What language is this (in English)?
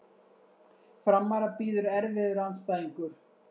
Icelandic